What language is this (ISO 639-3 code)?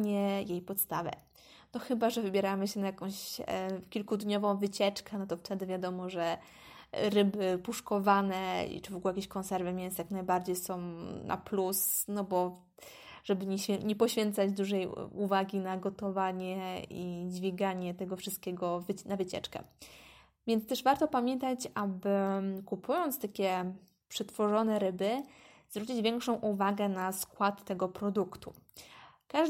pol